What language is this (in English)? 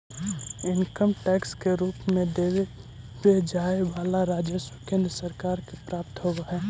Magahi